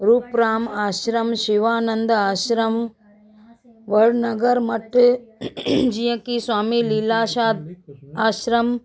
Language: Sindhi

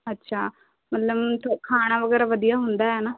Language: Punjabi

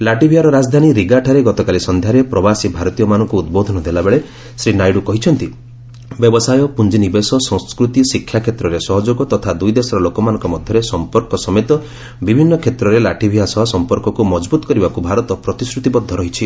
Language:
Odia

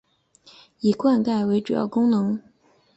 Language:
Chinese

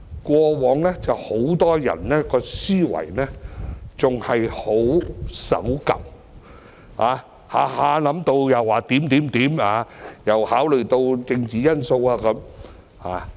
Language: Cantonese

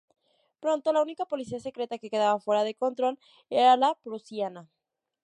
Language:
Spanish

